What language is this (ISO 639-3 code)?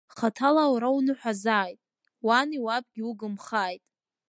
abk